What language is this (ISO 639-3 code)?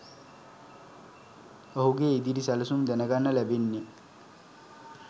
sin